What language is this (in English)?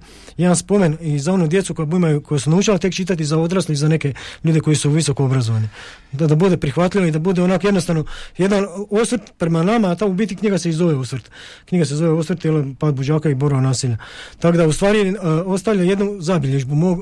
Croatian